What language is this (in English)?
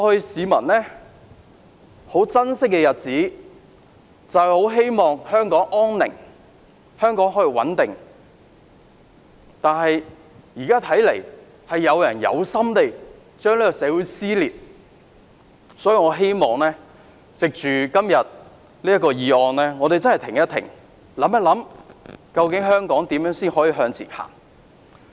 Cantonese